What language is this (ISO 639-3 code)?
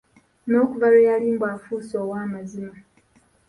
lug